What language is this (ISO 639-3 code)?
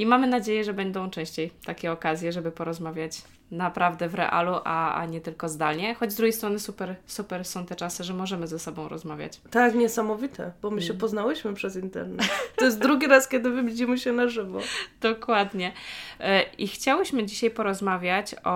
pol